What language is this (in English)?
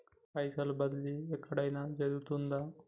Telugu